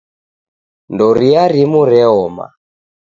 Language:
Taita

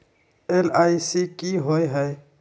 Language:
Magahi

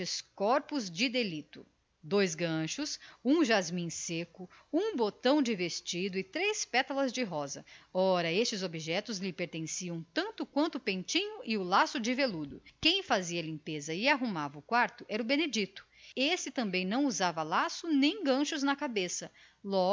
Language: Portuguese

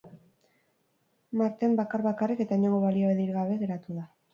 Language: Basque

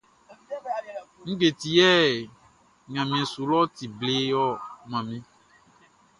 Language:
Baoulé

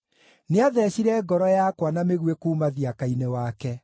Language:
Kikuyu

